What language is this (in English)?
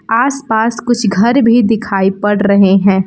Hindi